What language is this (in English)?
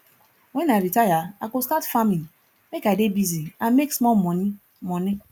Nigerian Pidgin